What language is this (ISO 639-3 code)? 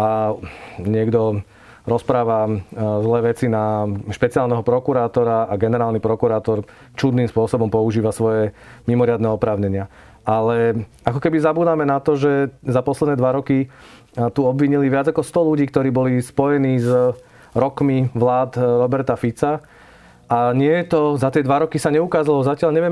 slk